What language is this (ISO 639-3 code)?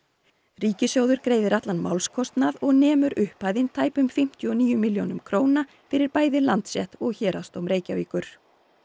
isl